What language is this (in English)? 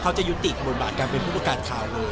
Thai